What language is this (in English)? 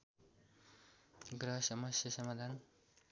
Nepali